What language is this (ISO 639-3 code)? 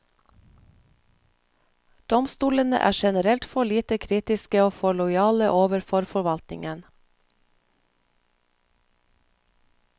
nor